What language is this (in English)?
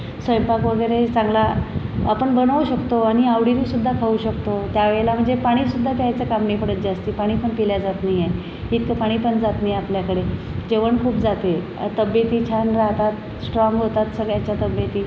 Marathi